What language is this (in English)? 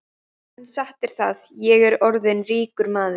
Icelandic